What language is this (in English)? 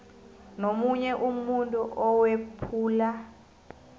South Ndebele